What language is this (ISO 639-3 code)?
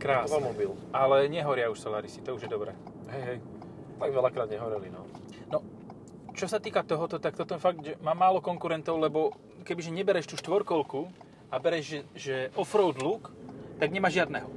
slk